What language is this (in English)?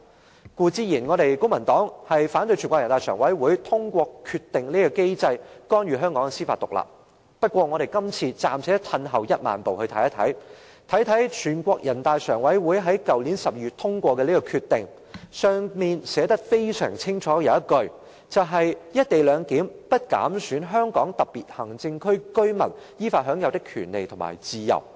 Cantonese